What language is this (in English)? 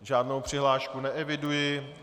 Czech